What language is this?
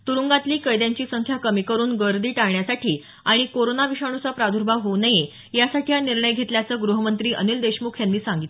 Marathi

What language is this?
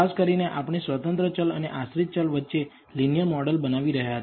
Gujarati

